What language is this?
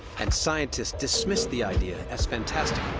English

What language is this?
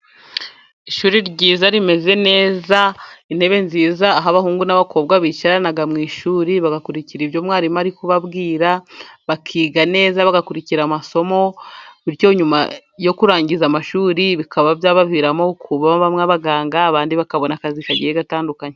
Kinyarwanda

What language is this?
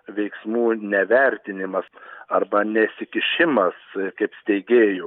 Lithuanian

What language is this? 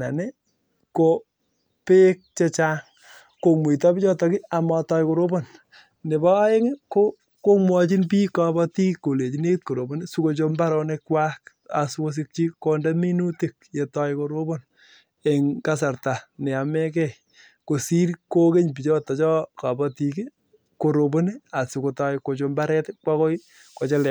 Kalenjin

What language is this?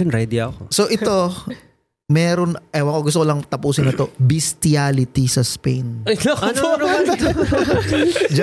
Filipino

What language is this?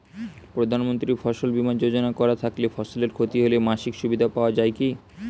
Bangla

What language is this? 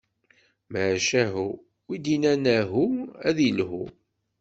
Kabyle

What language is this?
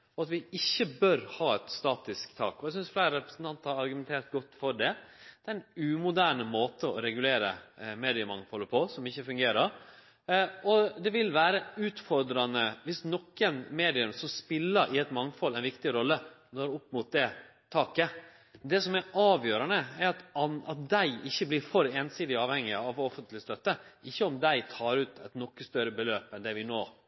Norwegian Nynorsk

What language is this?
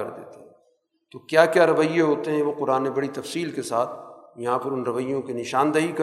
Urdu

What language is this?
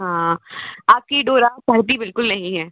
Hindi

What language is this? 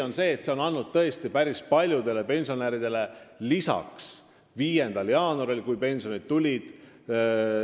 Estonian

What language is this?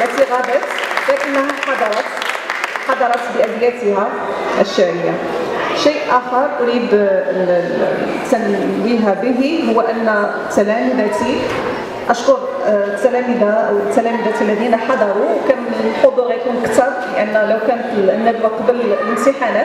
Arabic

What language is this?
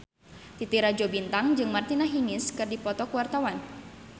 Sundanese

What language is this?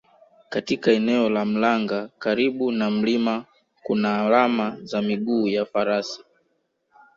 Swahili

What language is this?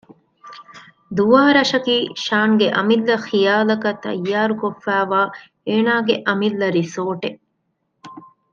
Divehi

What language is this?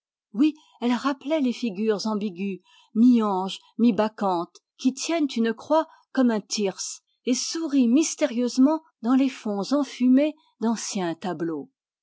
French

